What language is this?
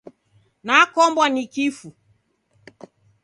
Taita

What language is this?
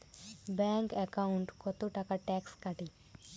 Bangla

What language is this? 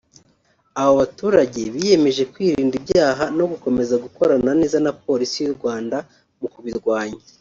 Kinyarwanda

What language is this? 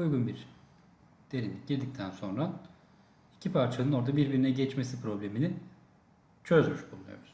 Turkish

